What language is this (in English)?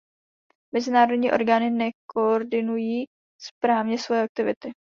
Czech